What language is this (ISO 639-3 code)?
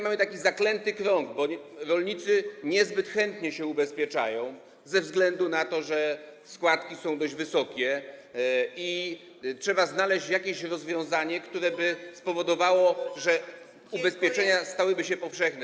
pol